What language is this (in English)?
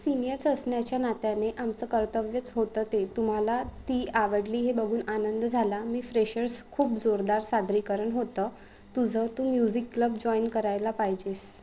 Marathi